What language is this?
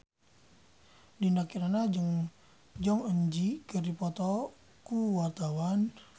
Sundanese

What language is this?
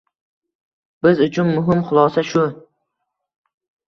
Uzbek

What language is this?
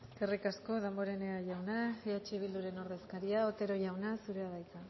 Basque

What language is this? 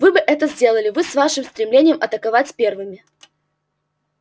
Russian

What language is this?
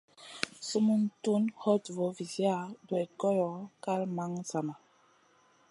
Masana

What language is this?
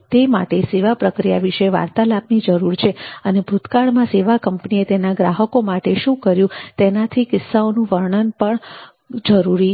Gujarati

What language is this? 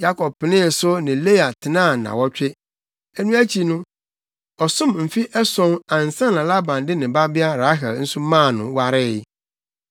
Akan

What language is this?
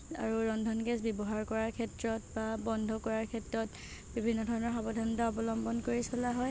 Assamese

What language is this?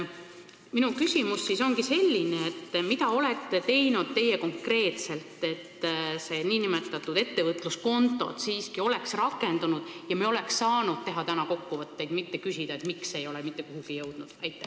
Estonian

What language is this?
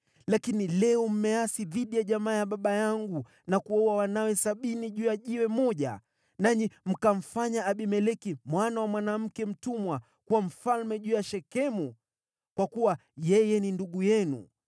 Swahili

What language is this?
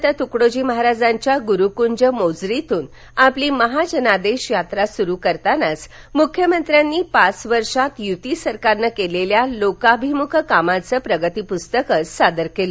Marathi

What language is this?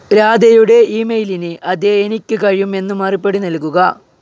Malayalam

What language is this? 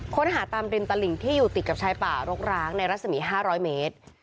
Thai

